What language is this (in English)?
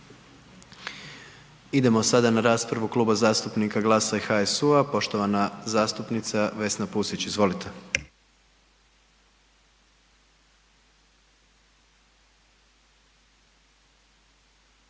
Croatian